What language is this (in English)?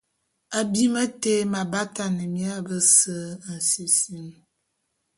Bulu